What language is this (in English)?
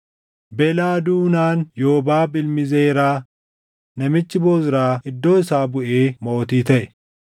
Oromo